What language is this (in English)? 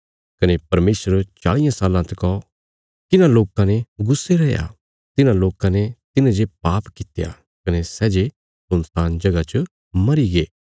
Bilaspuri